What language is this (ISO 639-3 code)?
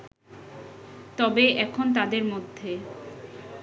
ben